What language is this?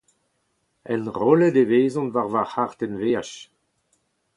Breton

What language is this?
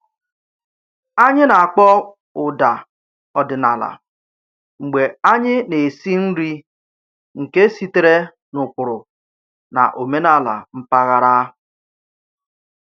Igbo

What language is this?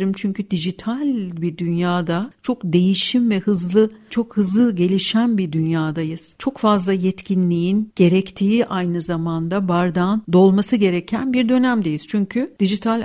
Turkish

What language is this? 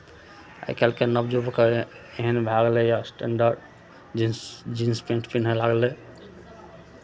Maithili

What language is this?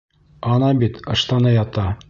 Bashkir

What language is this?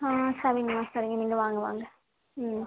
Tamil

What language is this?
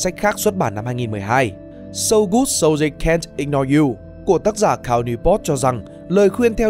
Vietnamese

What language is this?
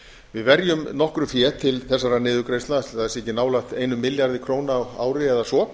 Icelandic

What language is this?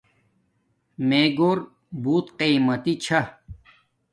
Domaaki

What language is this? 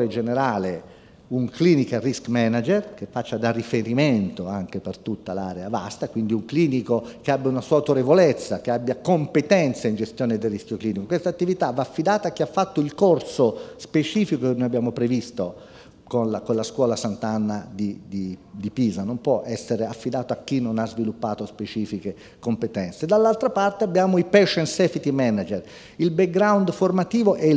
Italian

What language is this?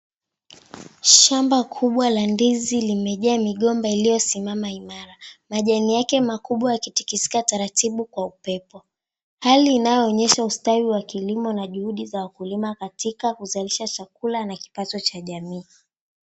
Swahili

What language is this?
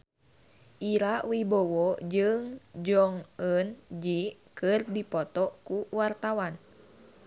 Sundanese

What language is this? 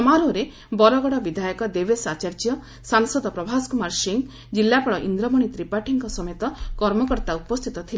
Odia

